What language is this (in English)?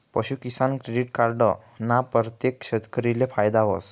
Marathi